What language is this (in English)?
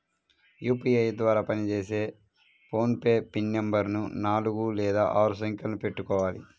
Telugu